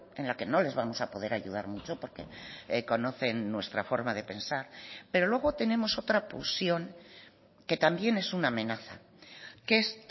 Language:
Spanish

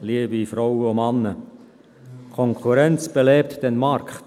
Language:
Swiss German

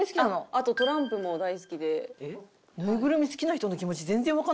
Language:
Japanese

